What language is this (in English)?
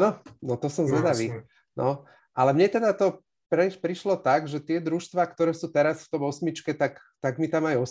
Slovak